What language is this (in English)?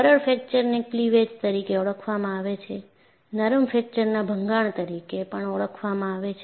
Gujarati